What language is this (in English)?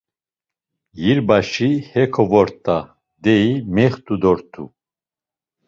Laz